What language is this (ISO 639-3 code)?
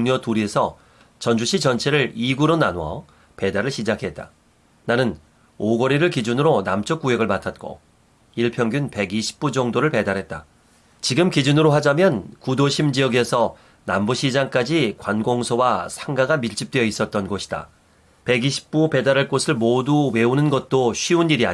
kor